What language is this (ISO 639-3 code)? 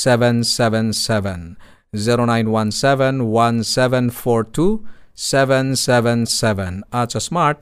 fil